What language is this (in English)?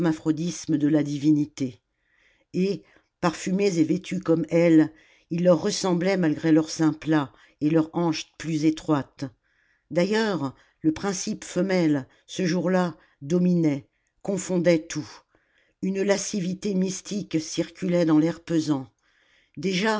French